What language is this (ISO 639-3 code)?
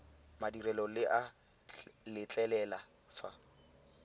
tsn